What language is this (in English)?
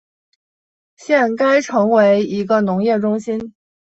Chinese